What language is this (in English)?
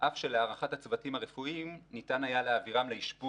Hebrew